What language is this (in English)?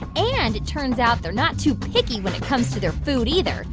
English